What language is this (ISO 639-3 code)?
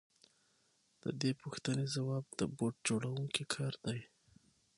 pus